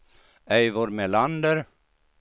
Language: Swedish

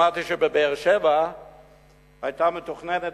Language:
Hebrew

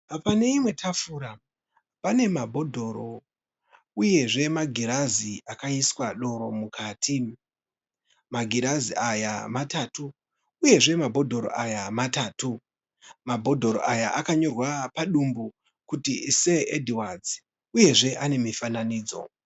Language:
Shona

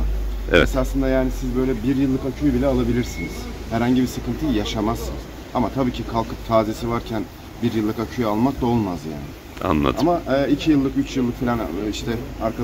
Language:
Turkish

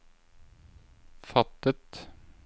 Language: Norwegian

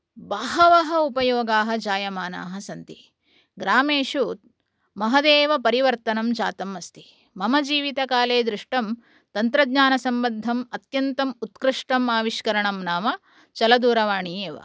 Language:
Sanskrit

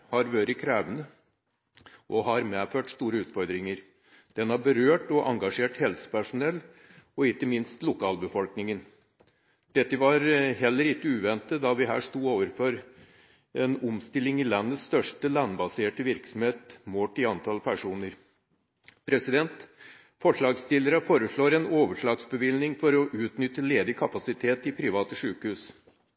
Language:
Norwegian Bokmål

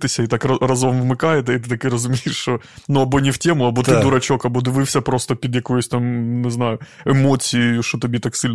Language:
Ukrainian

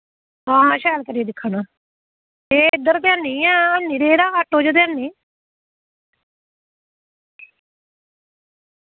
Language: Dogri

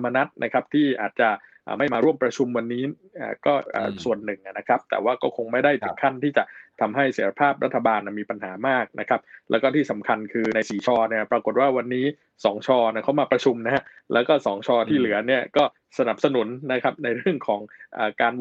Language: Thai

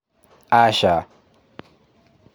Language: Kikuyu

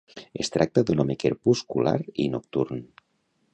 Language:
Catalan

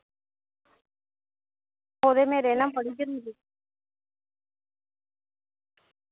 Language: Dogri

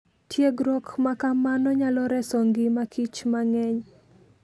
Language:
Luo (Kenya and Tanzania)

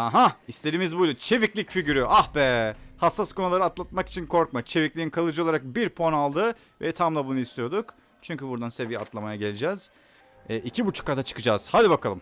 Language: Turkish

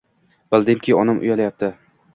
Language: Uzbek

